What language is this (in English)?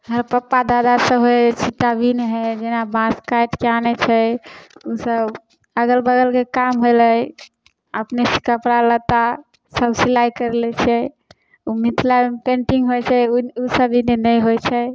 Maithili